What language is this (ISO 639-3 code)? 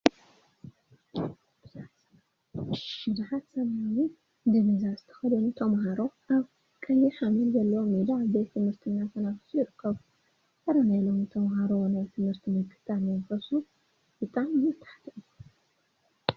tir